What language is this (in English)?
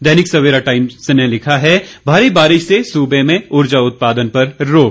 Hindi